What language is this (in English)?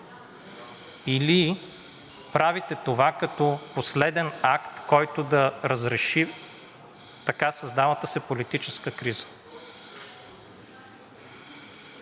Bulgarian